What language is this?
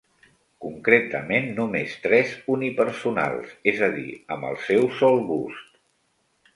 Catalan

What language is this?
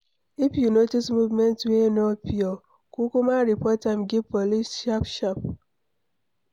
Nigerian Pidgin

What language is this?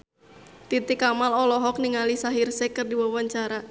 Sundanese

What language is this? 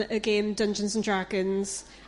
Welsh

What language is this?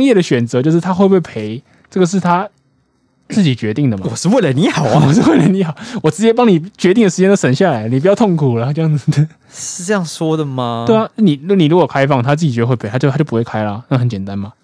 Chinese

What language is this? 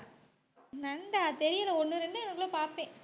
Tamil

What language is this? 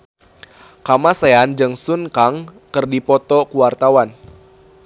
Sundanese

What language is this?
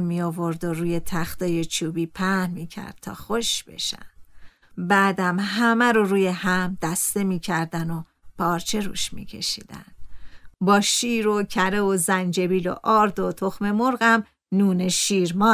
Persian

